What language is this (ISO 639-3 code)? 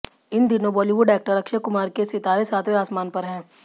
hin